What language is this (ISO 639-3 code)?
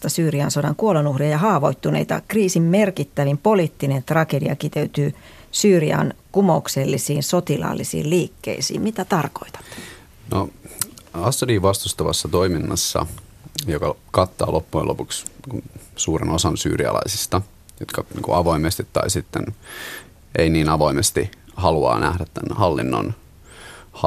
fin